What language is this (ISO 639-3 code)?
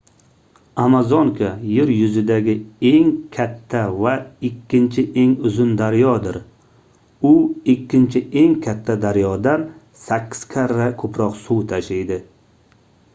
uzb